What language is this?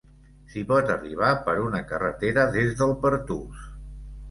Catalan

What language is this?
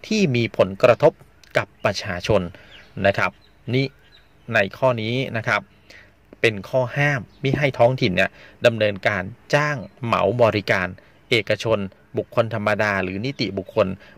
Thai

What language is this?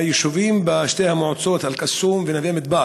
Hebrew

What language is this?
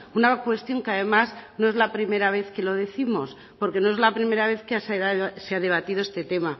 Spanish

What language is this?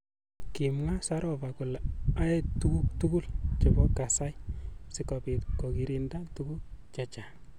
Kalenjin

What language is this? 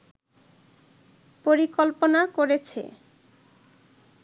Bangla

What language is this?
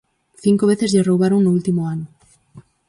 Galician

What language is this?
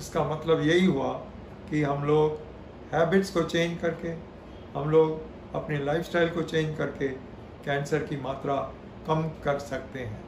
Hindi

